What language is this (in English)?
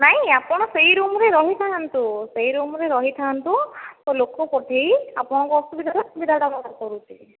Odia